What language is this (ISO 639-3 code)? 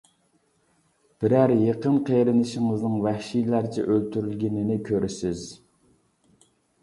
uig